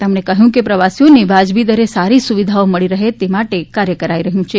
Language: Gujarati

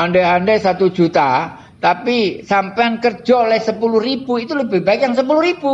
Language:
Indonesian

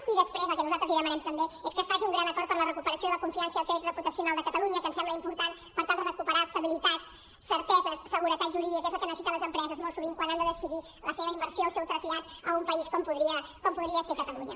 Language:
Catalan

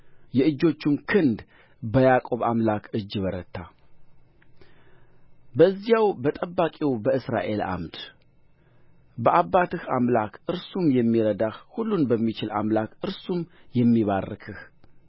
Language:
Amharic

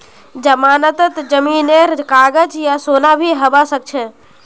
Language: Magahi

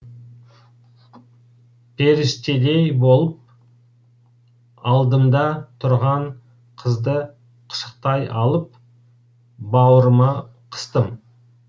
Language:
Kazakh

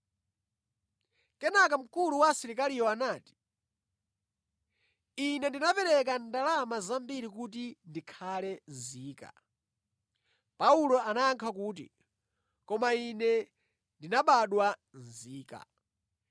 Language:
Nyanja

